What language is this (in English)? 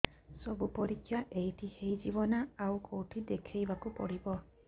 Odia